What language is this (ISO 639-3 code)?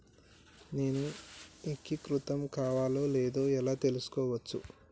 tel